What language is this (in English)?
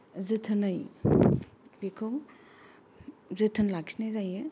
Bodo